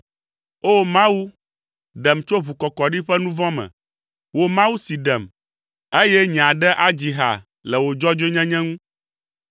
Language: Ewe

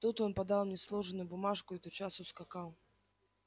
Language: Russian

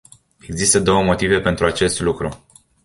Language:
Romanian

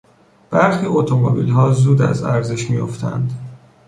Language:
Persian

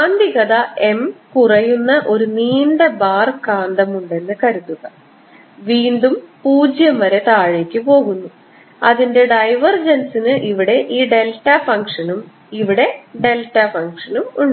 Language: Malayalam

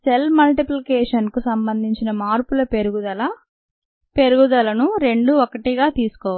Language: Telugu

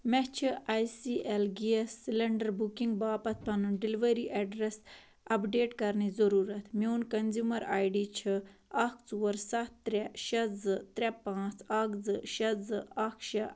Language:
Kashmiri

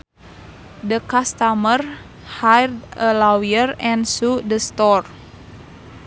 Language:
Sundanese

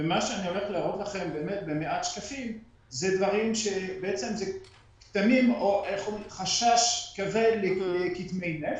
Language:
Hebrew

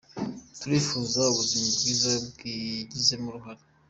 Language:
Kinyarwanda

